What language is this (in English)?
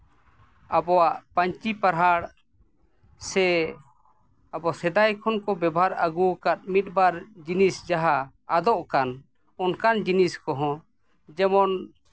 Santali